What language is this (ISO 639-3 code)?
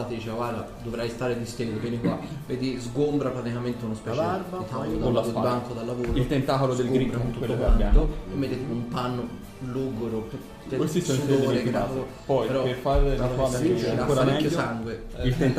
ita